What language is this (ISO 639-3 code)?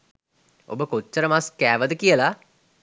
sin